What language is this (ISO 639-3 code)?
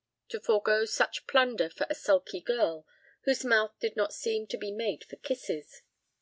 eng